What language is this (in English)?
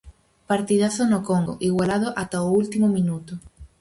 Galician